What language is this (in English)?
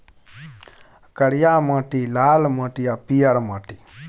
Maithili